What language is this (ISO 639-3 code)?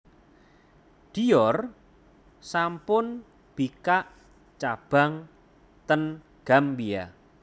jav